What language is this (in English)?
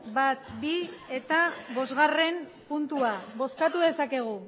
Basque